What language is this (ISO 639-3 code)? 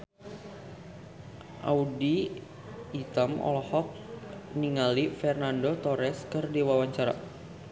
sun